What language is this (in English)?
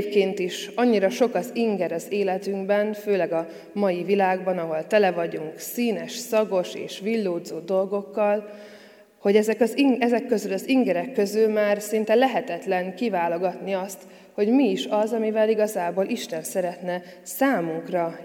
Hungarian